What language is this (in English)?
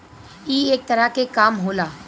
Bhojpuri